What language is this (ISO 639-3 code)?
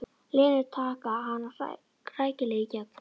isl